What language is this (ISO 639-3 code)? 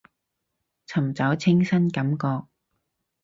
yue